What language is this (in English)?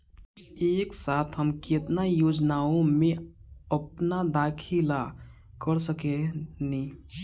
Bhojpuri